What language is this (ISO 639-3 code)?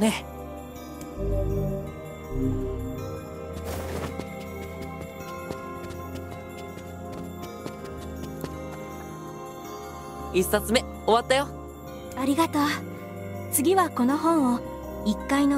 jpn